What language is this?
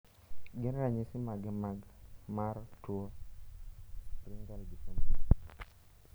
Luo (Kenya and Tanzania)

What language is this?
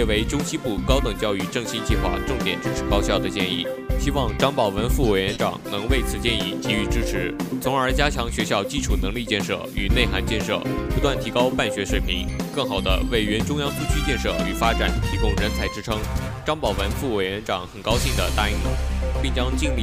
Chinese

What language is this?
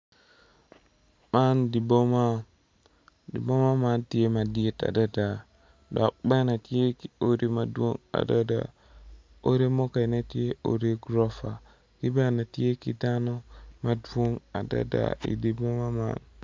Acoli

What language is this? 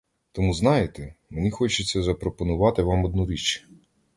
Ukrainian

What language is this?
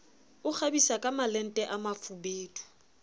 Southern Sotho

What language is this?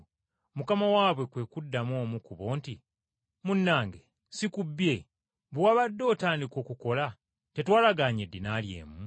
Ganda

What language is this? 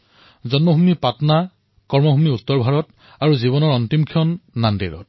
Assamese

